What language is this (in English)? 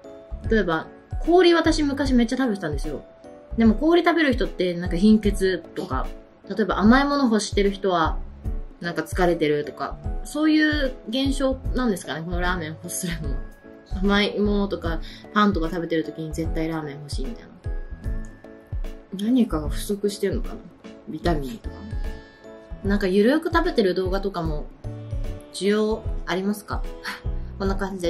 Japanese